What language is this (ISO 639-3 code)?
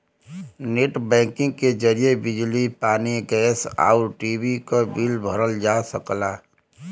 bho